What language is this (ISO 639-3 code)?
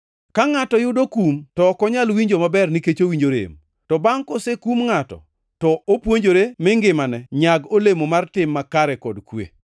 luo